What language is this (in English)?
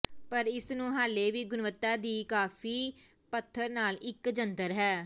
Punjabi